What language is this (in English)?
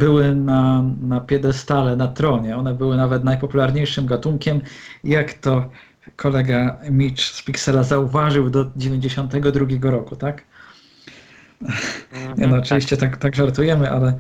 Polish